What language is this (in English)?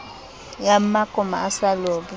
Southern Sotho